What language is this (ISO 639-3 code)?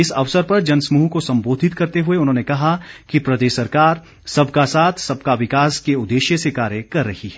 hin